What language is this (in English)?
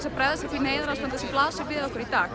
Icelandic